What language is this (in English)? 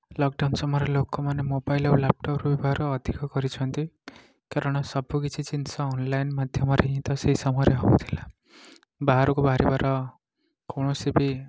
Odia